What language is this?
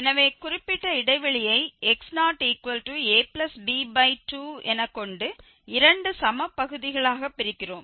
Tamil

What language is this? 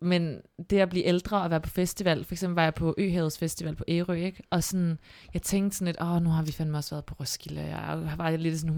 Danish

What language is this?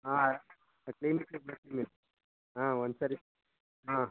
Kannada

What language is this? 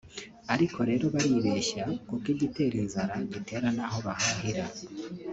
Kinyarwanda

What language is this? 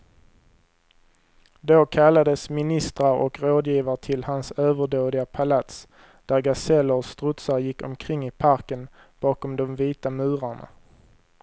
Swedish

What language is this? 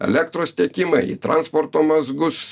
Lithuanian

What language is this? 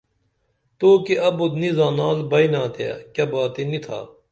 Dameli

